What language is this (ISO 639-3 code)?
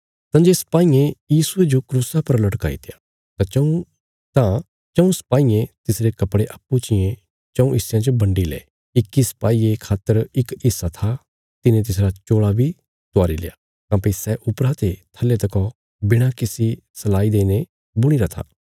kfs